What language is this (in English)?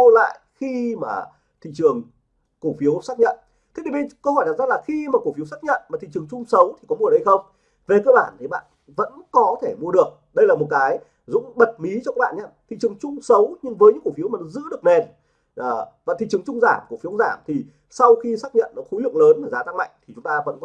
Vietnamese